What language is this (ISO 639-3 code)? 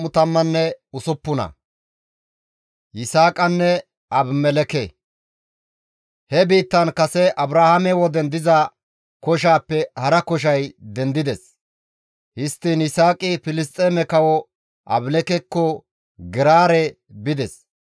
gmv